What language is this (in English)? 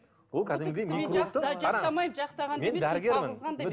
Kazakh